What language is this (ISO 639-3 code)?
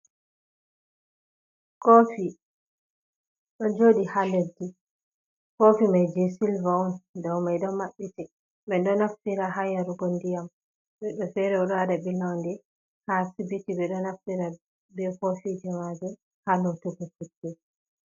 ful